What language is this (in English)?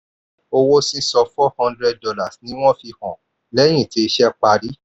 Yoruba